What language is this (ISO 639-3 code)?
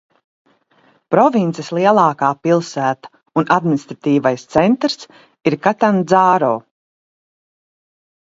lav